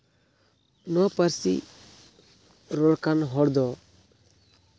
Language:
Santali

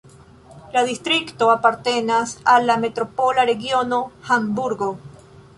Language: Esperanto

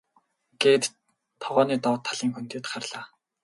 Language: Mongolian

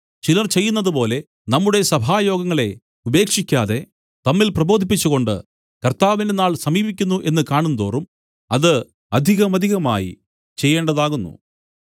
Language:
Malayalam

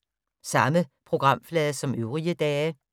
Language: Danish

